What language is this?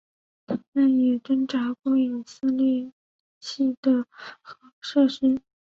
Chinese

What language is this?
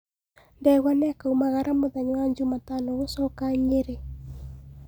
Kikuyu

